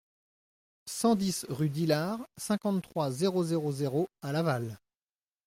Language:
French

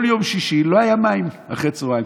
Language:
Hebrew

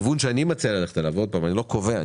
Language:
Hebrew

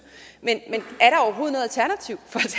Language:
Danish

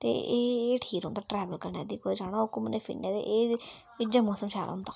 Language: Dogri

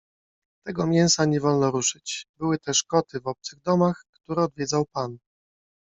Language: Polish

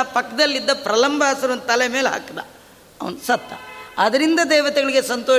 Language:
Kannada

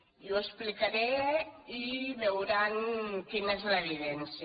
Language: Catalan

